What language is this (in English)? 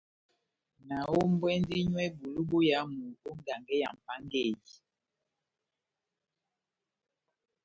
Batanga